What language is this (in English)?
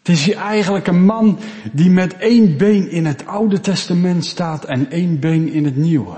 Dutch